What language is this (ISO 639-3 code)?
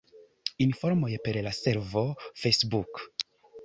epo